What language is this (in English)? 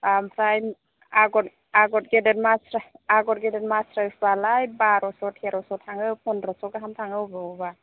Bodo